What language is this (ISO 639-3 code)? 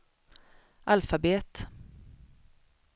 swe